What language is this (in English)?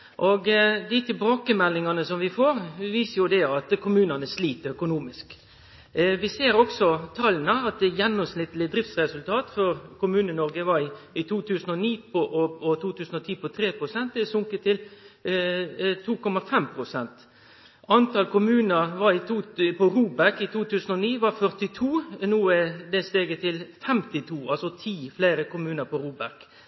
Norwegian Nynorsk